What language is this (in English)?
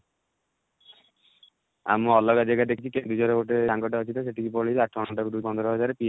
Odia